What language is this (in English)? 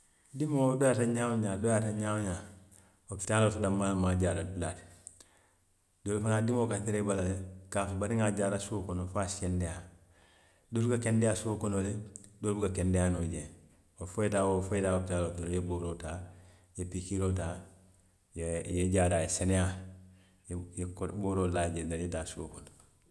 Western Maninkakan